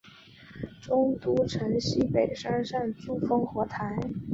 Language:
Chinese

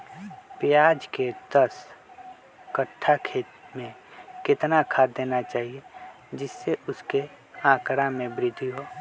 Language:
Magahi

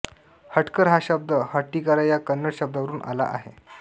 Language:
Marathi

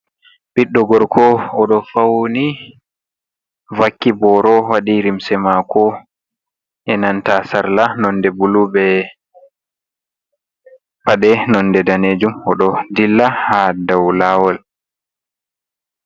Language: Fula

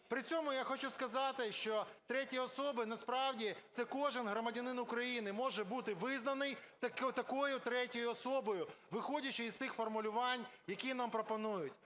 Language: Ukrainian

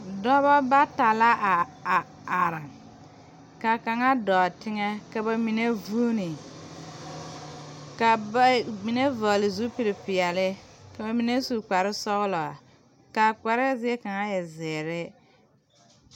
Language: Southern Dagaare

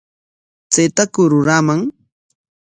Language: Corongo Ancash Quechua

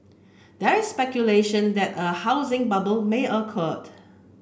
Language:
English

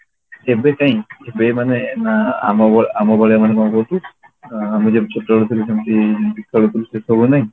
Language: Odia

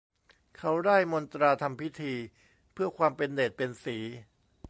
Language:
Thai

